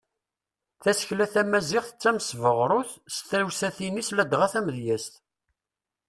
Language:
Kabyle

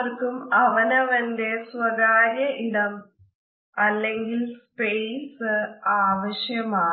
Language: Malayalam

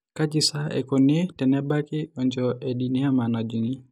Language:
Masai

